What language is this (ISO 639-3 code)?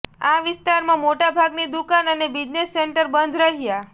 guj